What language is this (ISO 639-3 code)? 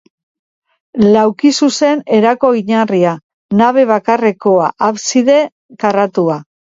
eus